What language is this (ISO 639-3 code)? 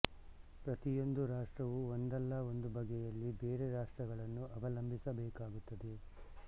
kan